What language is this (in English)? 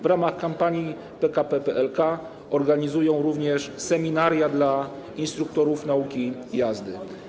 Polish